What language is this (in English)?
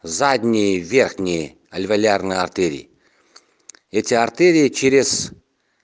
Russian